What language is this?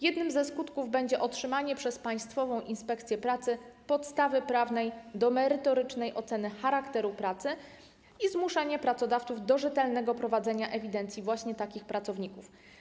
Polish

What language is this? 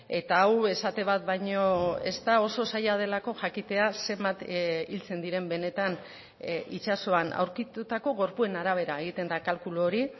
Basque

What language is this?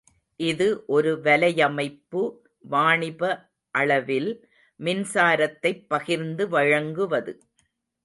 Tamil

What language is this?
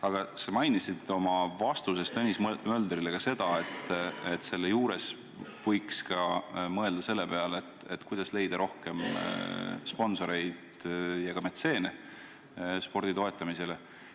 Estonian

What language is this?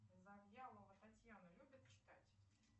Russian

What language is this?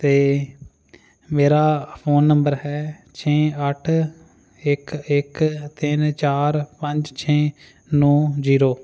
Punjabi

